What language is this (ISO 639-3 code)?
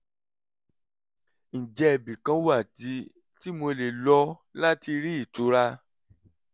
yor